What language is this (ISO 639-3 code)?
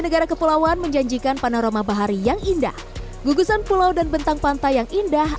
ind